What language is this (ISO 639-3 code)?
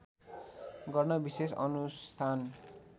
nep